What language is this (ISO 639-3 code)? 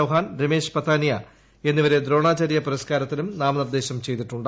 mal